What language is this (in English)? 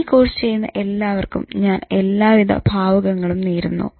Malayalam